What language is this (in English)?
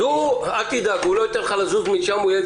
Hebrew